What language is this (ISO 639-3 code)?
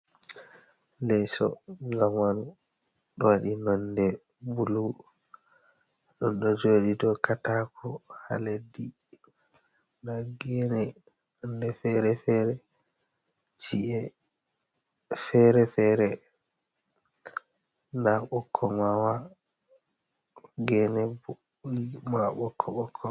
ful